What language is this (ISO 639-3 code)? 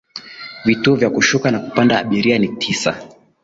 swa